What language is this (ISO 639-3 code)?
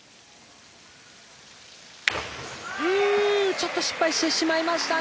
jpn